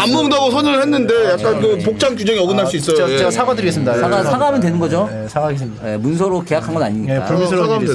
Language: Korean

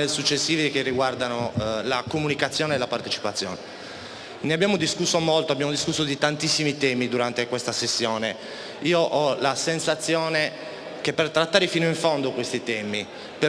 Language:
Italian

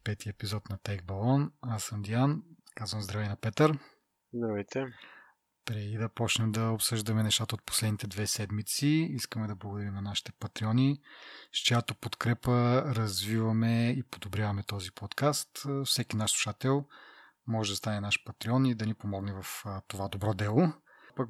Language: Bulgarian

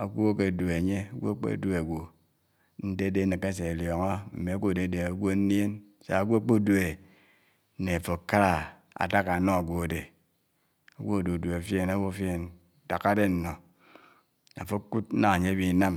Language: Anaang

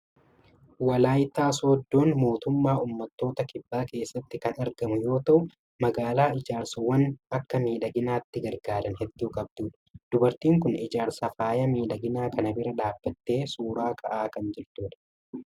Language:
Oromo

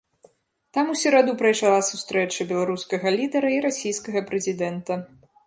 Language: Belarusian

